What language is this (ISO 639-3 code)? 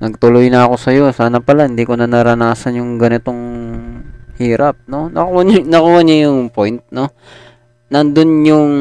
fil